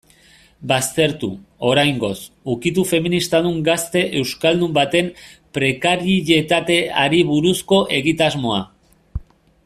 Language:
Basque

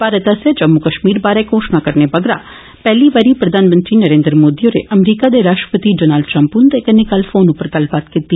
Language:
Dogri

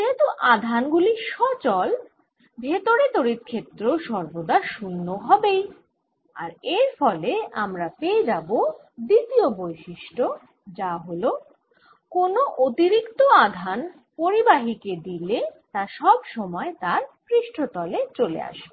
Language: Bangla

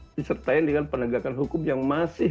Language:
Indonesian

